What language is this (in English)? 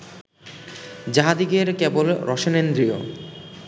Bangla